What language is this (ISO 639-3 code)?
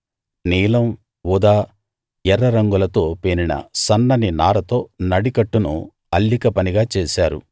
tel